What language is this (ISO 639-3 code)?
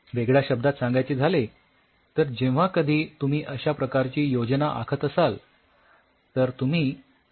mar